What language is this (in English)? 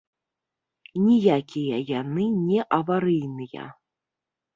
Belarusian